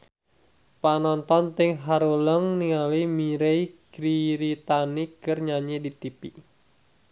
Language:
Sundanese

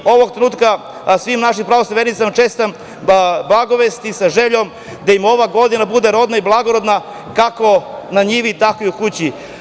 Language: Serbian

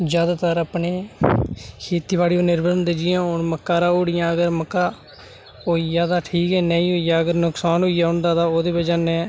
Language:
Dogri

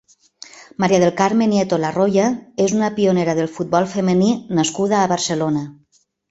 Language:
Catalan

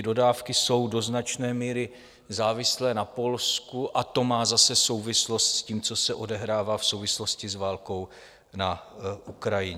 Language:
Czech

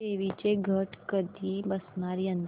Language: Marathi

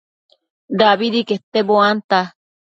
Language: Matsés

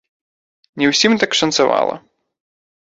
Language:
Belarusian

